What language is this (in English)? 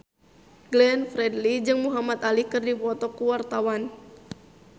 Sundanese